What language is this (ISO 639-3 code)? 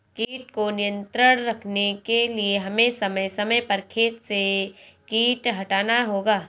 hin